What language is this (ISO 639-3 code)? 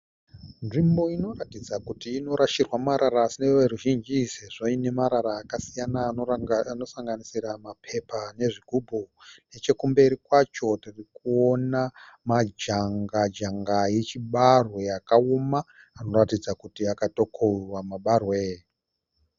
sna